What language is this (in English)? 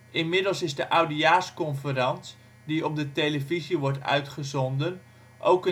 Dutch